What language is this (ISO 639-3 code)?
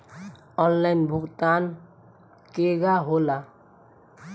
bho